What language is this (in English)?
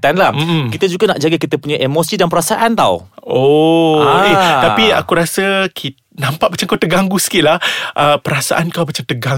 Malay